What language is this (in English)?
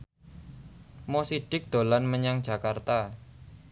Javanese